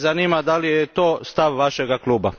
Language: Croatian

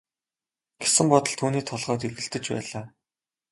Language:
Mongolian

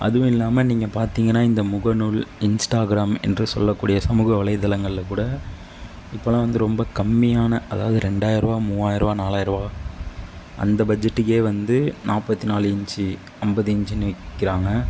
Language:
Tamil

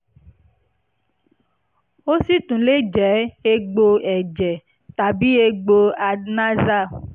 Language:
Yoruba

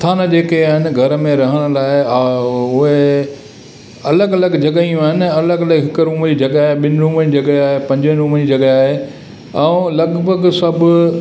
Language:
Sindhi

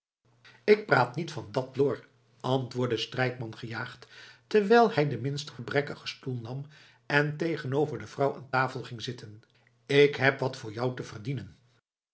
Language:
Dutch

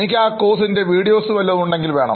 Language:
Malayalam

